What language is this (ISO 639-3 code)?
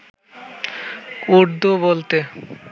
ben